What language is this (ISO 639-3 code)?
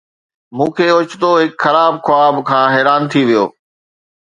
snd